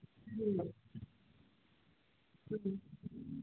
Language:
Manipuri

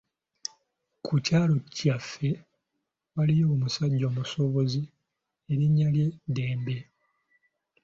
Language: Ganda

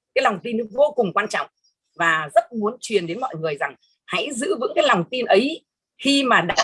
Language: Vietnamese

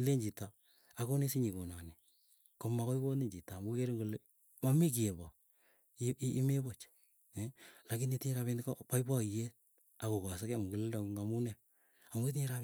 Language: Keiyo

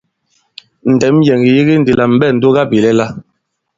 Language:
Bankon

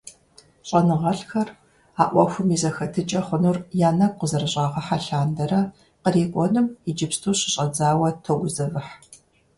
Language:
Kabardian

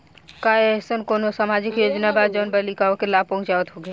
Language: Bhojpuri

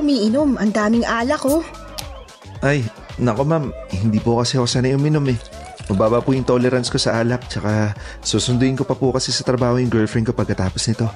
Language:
Filipino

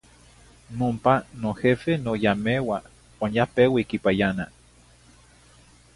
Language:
Zacatlán-Ahuacatlán-Tepetzintla Nahuatl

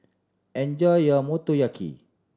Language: English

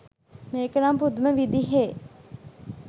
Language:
Sinhala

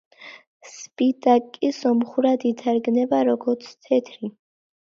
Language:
Georgian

